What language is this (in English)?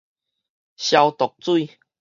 Min Nan Chinese